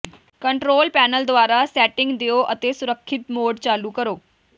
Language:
Punjabi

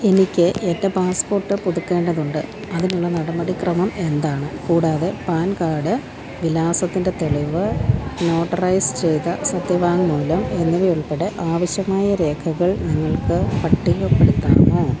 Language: Malayalam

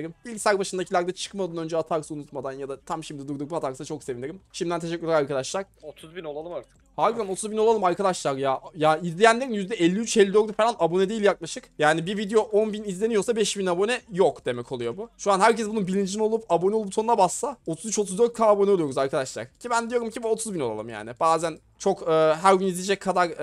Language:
Turkish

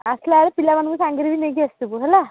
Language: Odia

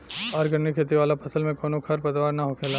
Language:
Bhojpuri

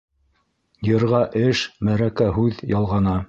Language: Bashkir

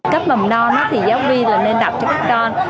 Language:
Vietnamese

